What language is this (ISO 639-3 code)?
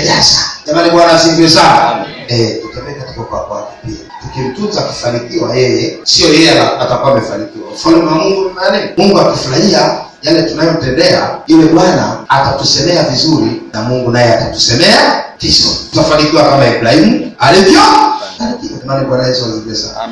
swa